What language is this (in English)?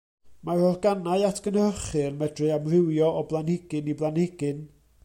Welsh